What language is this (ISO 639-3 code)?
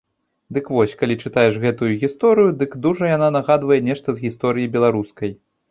bel